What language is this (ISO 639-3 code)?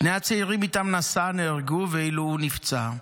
heb